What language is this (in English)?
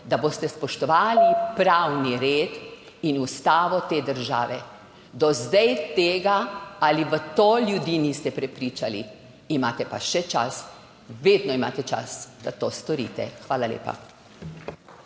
Slovenian